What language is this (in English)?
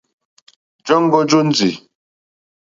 Mokpwe